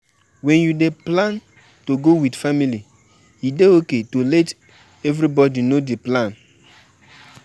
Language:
Nigerian Pidgin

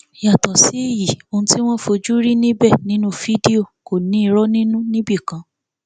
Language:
Yoruba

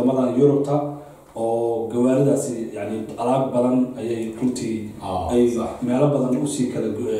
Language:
Arabic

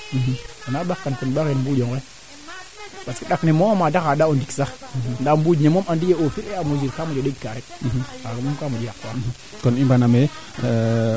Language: Serer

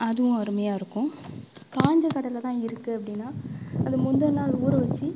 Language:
Tamil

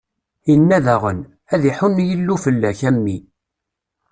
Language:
Kabyle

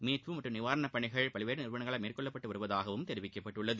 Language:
Tamil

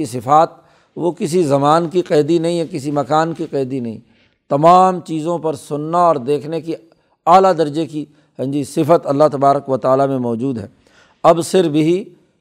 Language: Urdu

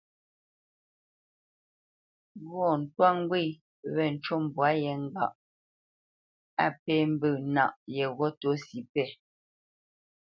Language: Bamenyam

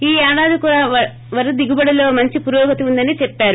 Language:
Telugu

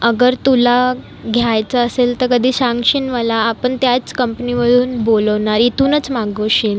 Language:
Marathi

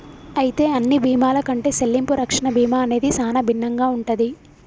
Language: Telugu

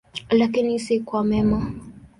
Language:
Swahili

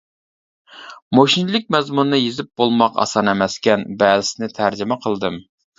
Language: Uyghur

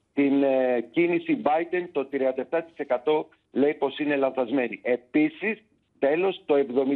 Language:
Greek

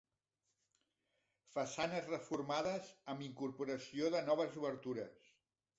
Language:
Catalan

